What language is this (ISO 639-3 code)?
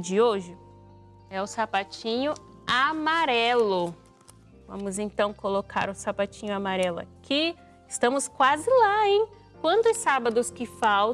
por